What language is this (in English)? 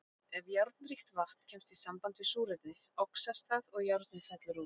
Icelandic